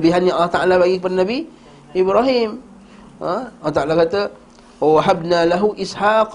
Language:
Malay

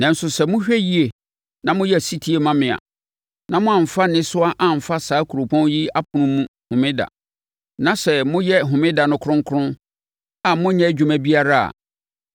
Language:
Akan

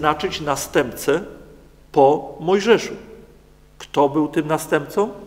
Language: Polish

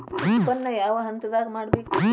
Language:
Kannada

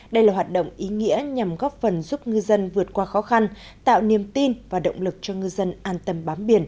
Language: Vietnamese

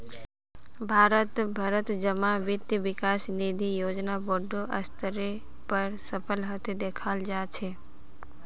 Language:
Magahi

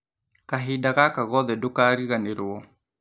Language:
Kikuyu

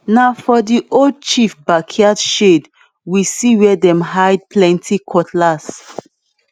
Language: Nigerian Pidgin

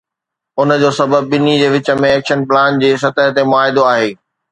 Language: Sindhi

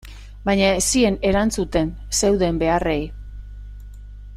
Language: Basque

